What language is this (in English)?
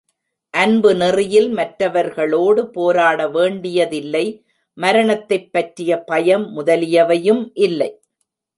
Tamil